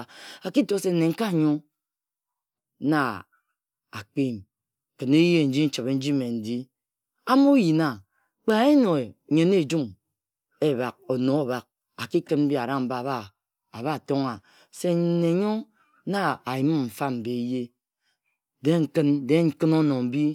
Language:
Ejagham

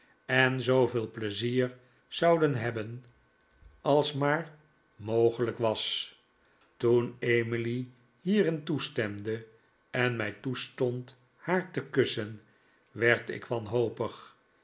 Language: Dutch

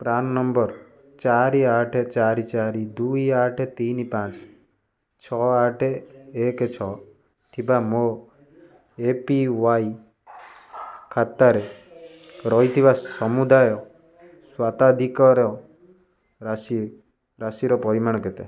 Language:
Odia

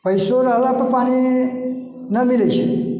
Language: Maithili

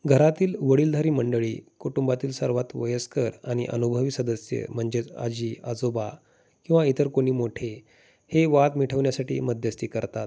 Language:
Marathi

